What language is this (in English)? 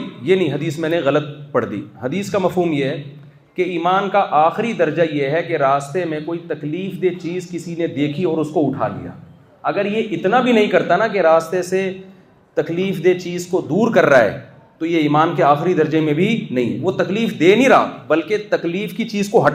Urdu